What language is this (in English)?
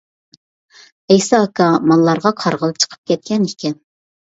Uyghur